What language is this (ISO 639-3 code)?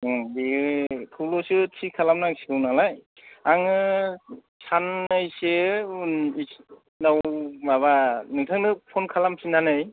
brx